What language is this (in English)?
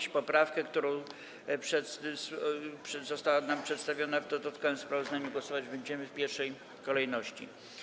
Polish